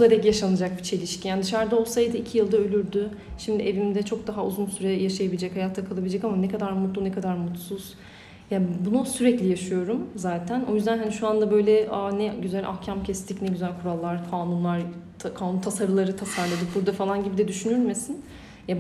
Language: Turkish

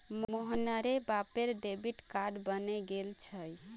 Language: Magahi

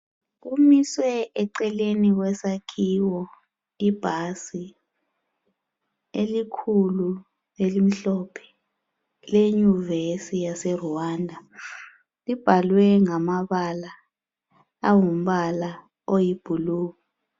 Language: North Ndebele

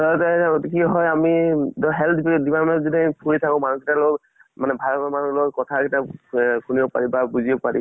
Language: Assamese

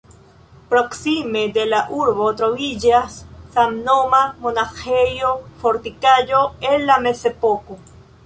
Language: Esperanto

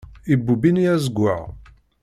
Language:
Kabyle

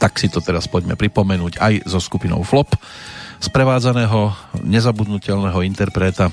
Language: Slovak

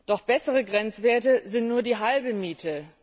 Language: German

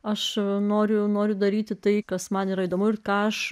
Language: Lithuanian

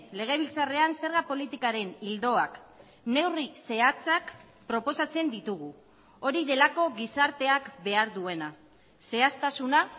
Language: Basque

